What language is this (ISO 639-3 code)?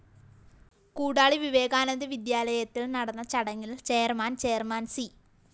mal